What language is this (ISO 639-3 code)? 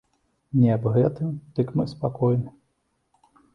bel